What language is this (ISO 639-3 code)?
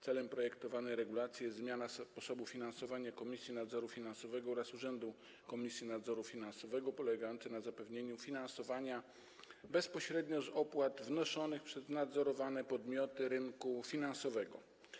pol